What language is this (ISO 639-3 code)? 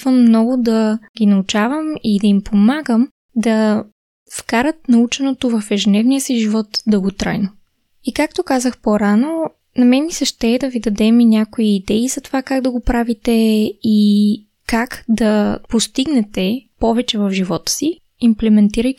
bul